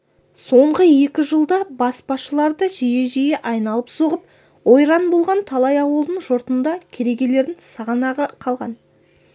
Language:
Kazakh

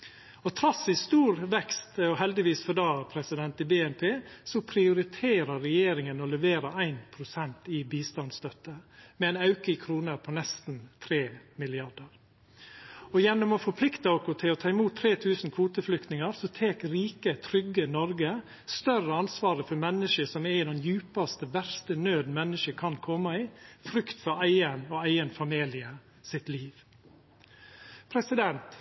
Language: Norwegian Nynorsk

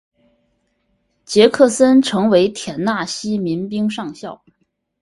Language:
Chinese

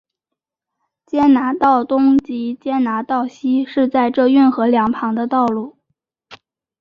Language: Chinese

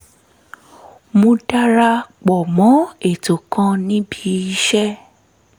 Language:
Yoruba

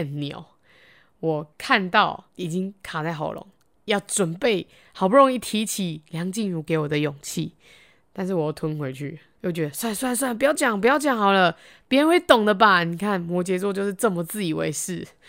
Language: Chinese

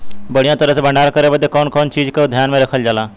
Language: Bhojpuri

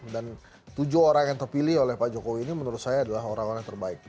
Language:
Indonesian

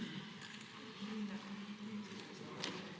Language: Slovenian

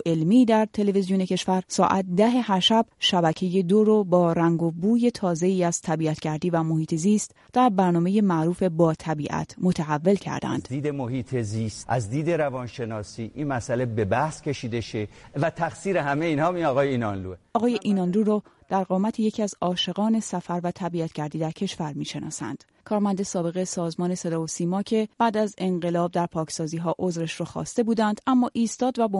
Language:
Persian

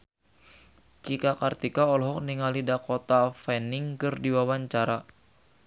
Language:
Sundanese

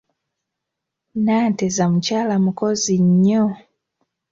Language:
Ganda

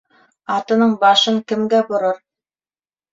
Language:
Bashkir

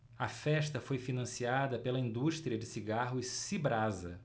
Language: Portuguese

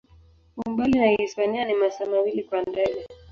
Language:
Swahili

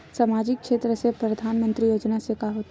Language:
Chhattisgarhi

